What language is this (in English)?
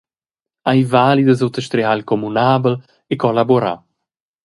Romansh